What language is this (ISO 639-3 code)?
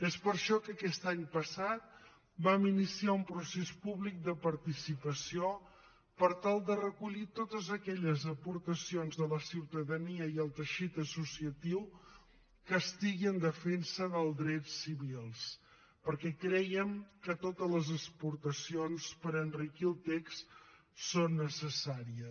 cat